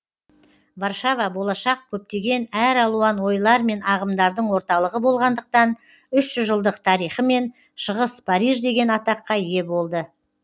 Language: Kazakh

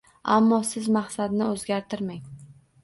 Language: Uzbek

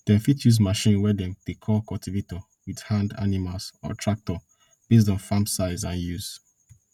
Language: Nigerian Pidgin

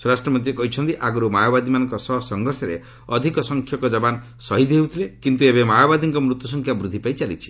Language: Odia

